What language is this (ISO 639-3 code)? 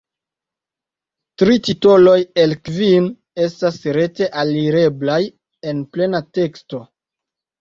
epo